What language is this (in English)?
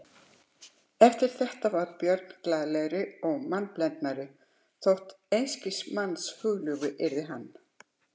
Icelandic